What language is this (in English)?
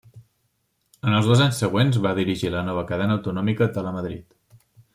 Catalan